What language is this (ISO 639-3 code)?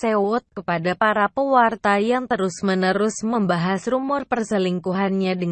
ind